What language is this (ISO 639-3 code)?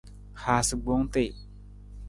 nmz